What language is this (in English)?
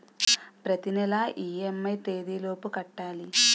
Telugu